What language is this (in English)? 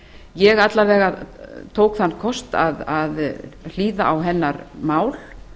Icelandic